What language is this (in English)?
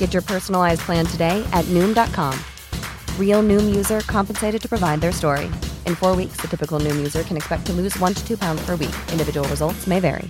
Filipino